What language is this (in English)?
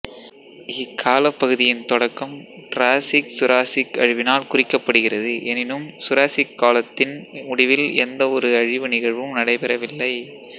Tamil